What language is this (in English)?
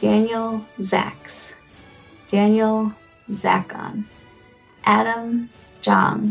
English